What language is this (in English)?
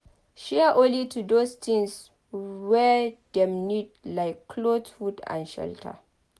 Nigerian Pidgin